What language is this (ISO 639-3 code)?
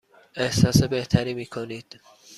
fas